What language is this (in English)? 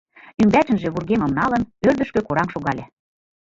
Mari